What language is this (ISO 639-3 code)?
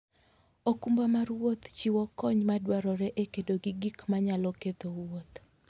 luo